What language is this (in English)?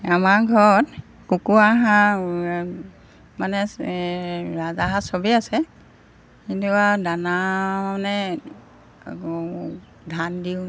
Assamese